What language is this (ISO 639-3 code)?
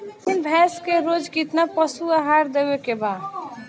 bho